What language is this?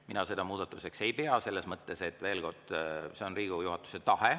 Estonian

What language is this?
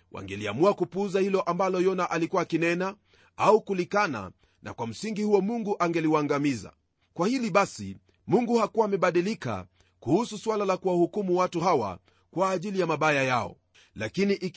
Swahili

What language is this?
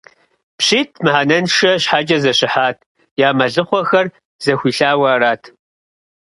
Kabardian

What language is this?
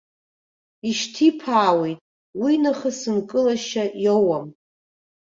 Abkhazian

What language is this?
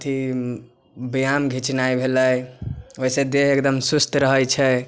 Maithili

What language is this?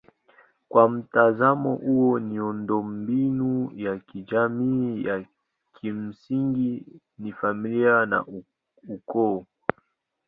Swahili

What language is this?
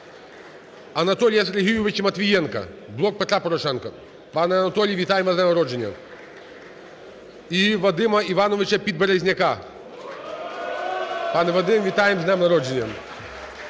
Ukrainian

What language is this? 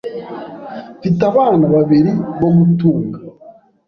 Kinyarwanda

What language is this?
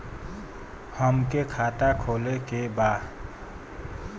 Bhojpuri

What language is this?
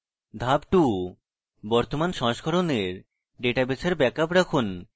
Bangla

